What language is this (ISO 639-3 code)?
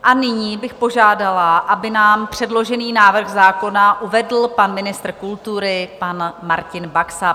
ces